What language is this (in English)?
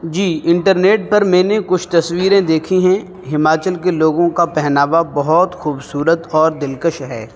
Urdu